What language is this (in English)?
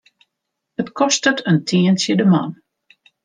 Western Frisian